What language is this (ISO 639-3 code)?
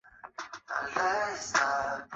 zho